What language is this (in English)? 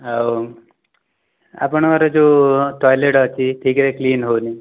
Odia